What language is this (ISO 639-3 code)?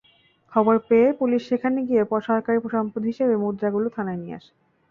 ben